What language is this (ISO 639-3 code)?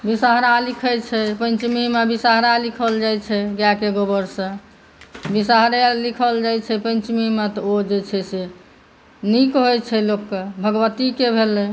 mai